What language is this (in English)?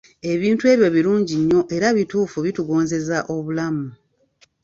Ganda